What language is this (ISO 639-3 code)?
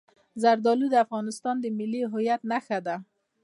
pus